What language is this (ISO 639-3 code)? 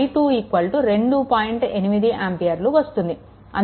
tel